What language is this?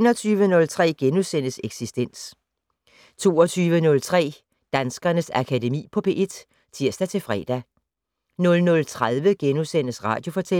Danish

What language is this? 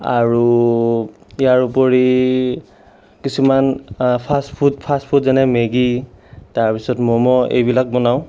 Assamese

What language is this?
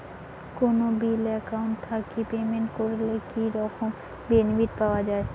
Bangla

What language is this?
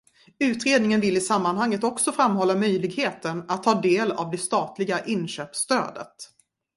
Swedish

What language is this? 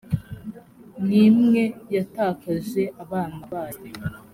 Kinyarwanda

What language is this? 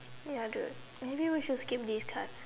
English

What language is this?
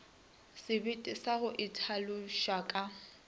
Northern Sotho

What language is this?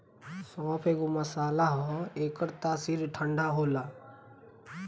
Bhojpuri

